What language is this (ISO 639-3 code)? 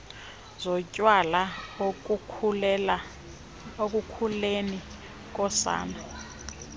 xho